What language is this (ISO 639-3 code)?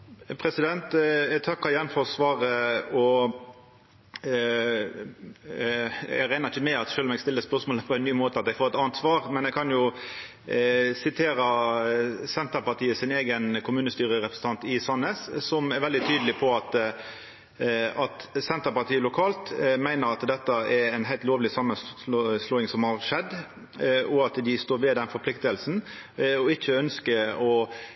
nno